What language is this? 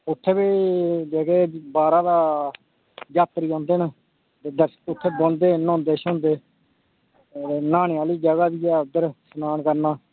Dogri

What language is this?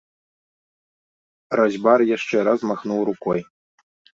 Belarusian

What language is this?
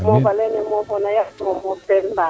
Serer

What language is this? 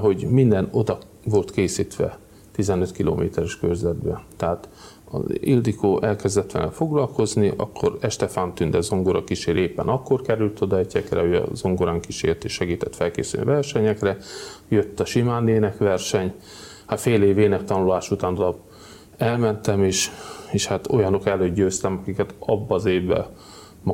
Hungarian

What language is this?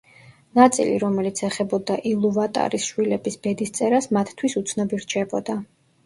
Georgian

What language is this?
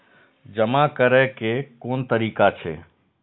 Maithili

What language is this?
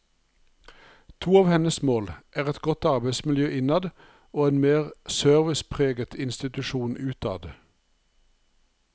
Norwegian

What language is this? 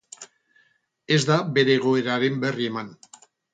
Basque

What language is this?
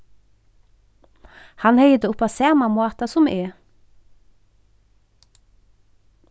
Faroese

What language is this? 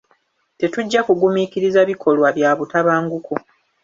Ganda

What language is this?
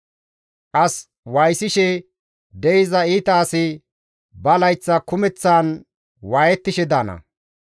Gamo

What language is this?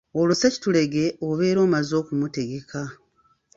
Ganda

